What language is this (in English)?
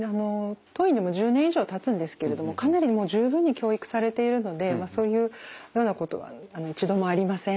Japanese